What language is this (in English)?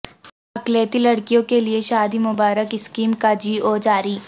Urdu